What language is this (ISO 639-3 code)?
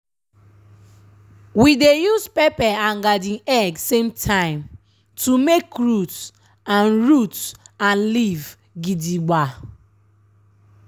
pcm